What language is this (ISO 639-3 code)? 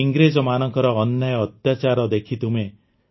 ori